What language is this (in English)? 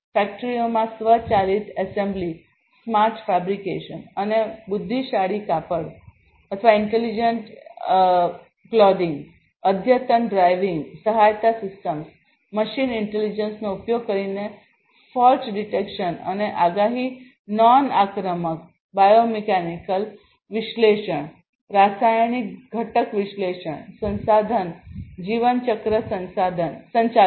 Gujarati